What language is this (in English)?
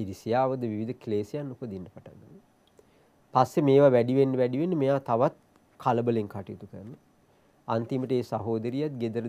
Turkish